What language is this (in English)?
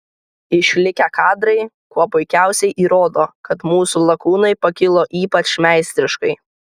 Lithuanian